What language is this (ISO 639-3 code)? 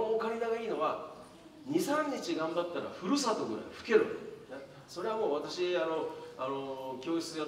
jpn